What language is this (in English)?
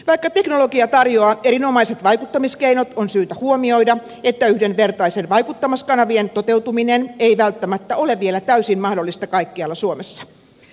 Finnish